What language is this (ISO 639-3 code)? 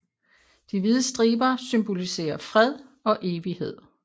dan